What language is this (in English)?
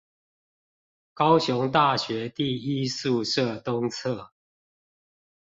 Chinese